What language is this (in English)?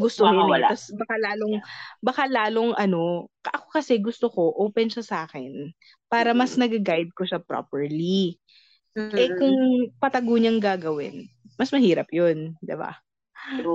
Filipino